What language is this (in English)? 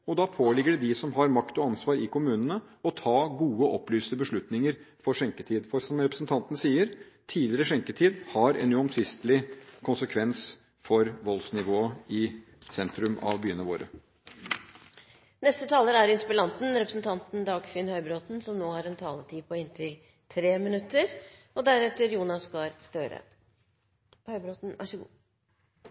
Norwegian Bokmål